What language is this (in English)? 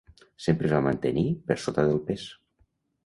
Catalan